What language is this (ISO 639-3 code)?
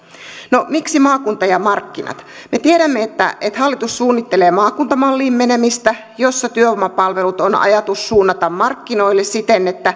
fin